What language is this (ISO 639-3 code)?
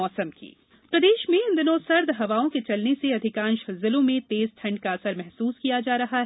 hin